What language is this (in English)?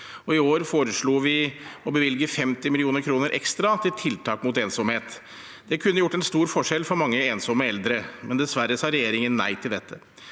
Norwegian